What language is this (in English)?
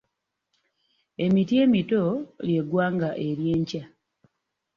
Ganda